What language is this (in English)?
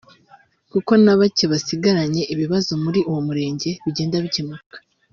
Kinyarwanda